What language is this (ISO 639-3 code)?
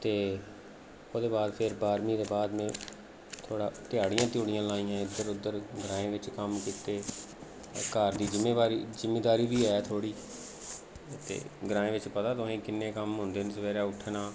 doi